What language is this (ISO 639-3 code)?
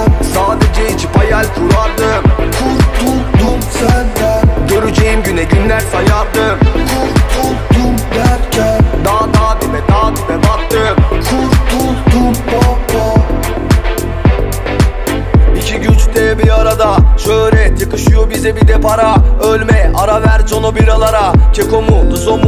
tur